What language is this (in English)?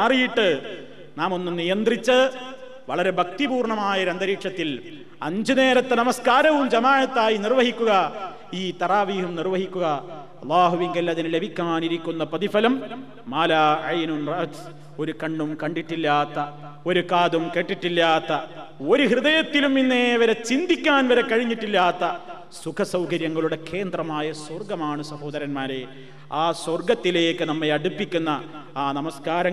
Malayalam